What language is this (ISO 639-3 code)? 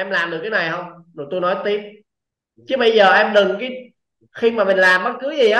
vie